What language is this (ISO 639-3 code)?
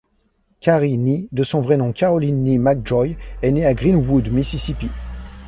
fra